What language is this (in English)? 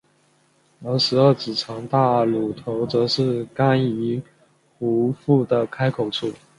Chinese